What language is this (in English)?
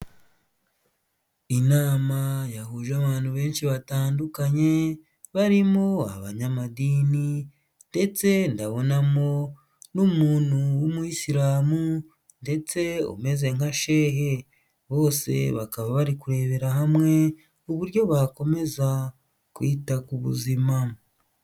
Kinyarwanda